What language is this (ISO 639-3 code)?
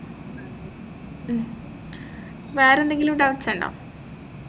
mal